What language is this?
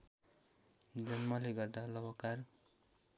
Nepali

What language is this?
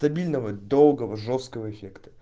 Russian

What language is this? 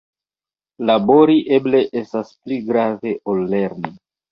Esperanto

